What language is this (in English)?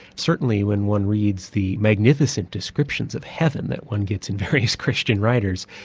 English